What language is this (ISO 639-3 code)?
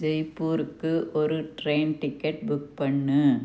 tam